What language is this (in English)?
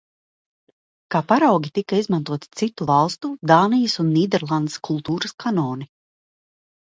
Latvian